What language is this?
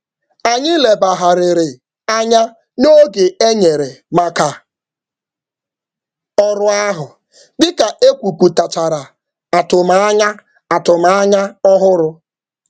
Igbo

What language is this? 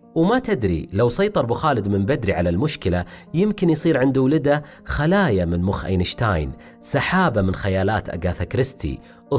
Arabic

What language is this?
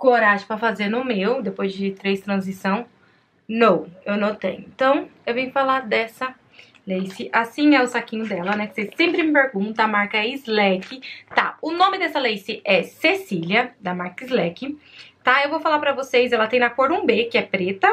Portuguese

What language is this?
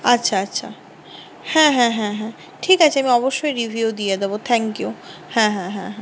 Bangla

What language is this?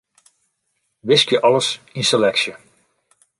Western Frisian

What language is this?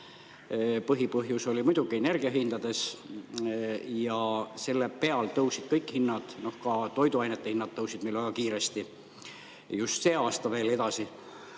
Estonian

